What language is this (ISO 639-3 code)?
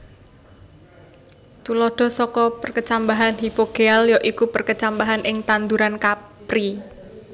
jav